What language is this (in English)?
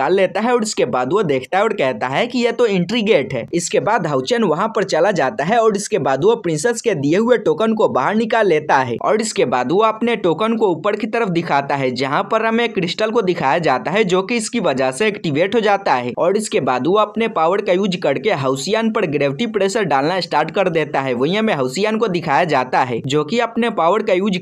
Hindi